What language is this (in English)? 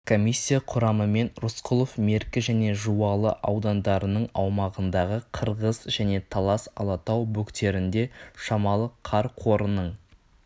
Kazakh